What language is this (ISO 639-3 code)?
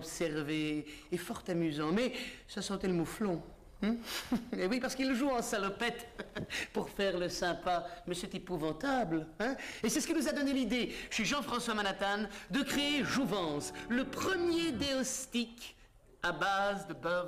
fra